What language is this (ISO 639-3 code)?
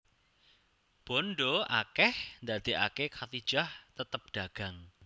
jav